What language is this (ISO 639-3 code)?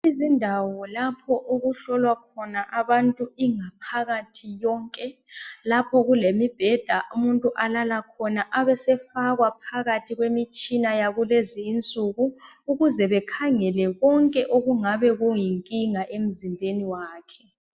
nde